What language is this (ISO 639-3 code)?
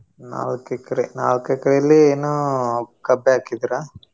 kan